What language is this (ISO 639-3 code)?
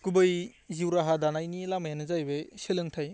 brx